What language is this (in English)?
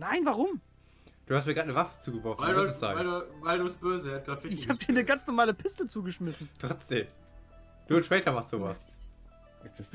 German